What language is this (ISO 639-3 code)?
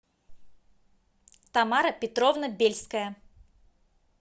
rus